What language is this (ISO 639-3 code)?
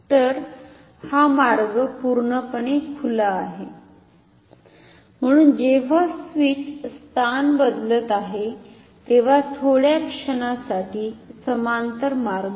mar